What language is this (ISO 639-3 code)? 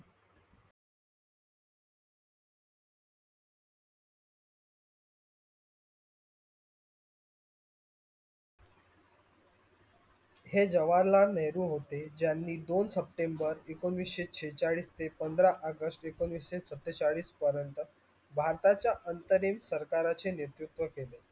mar